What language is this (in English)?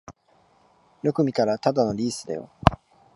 Japanese